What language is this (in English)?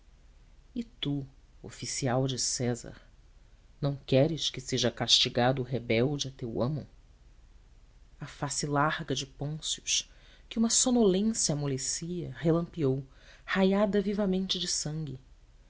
Portuguese